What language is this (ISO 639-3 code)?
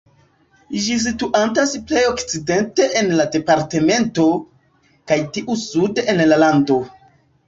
epo